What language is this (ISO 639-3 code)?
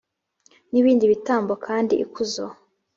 kin